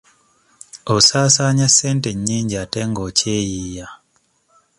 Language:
Ganda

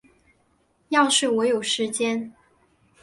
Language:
Chinese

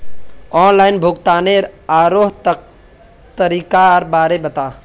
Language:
Magahi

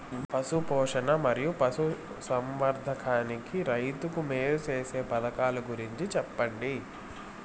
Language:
Telugu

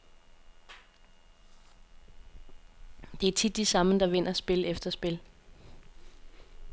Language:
Danish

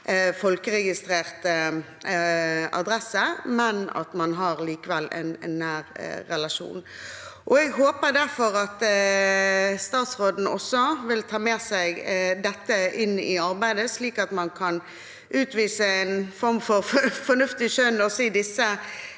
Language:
Norwegian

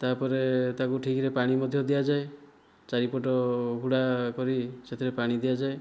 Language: Odia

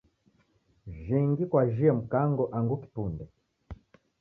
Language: Taita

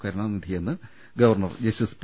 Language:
Malayalam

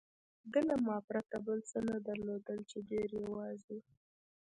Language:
Pashto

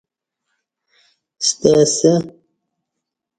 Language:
Kati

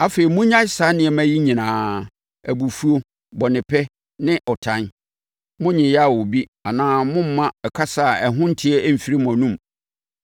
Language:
Akan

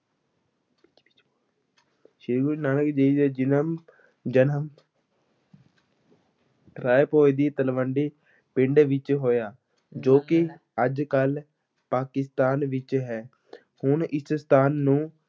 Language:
Punjabi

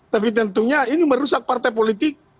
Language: Indonesian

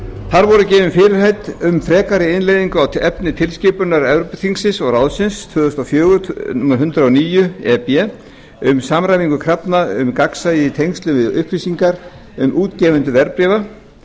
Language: Icelandic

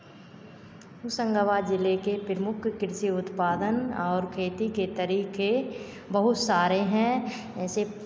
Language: Hindi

